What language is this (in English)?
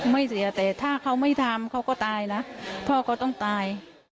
Thai